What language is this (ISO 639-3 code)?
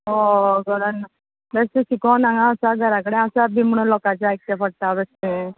kok